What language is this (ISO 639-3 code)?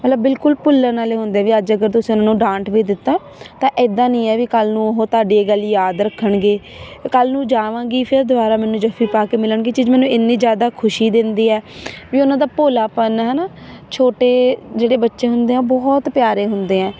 pan